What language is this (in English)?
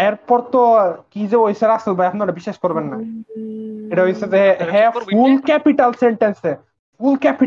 Bangla